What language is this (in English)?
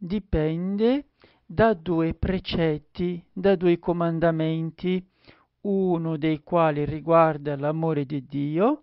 Italian